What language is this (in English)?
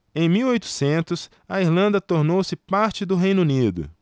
Portuguese